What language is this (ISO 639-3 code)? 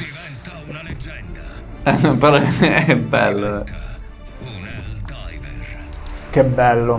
ita